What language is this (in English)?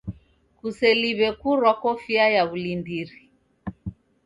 Taita